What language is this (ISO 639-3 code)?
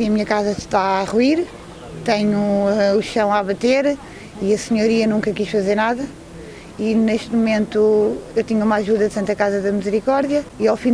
por